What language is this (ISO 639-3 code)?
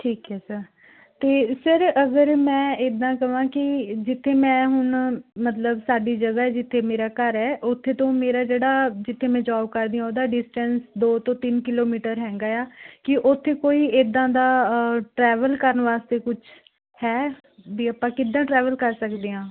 pan